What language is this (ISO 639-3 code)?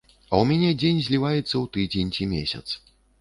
bel